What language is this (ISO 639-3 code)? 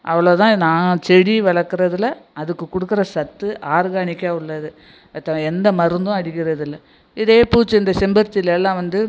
tam